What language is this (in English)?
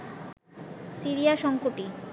Bangla